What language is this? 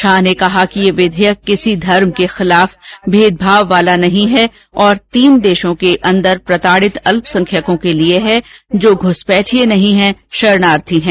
Hindi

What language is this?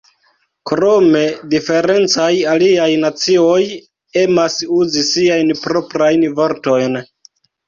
Esperanto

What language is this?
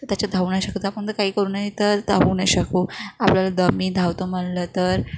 Marathi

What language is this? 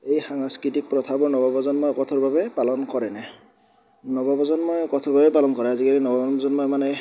Assamese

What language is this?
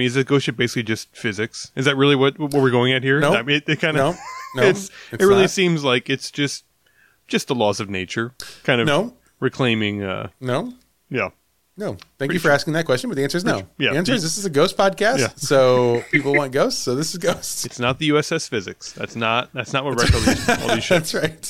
English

